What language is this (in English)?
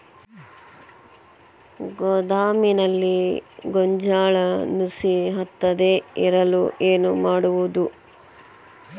Kannada